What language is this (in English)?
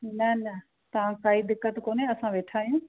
Sindhi